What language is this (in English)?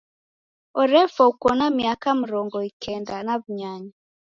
Taita